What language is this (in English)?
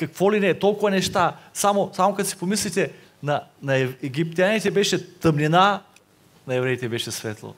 Bulgarian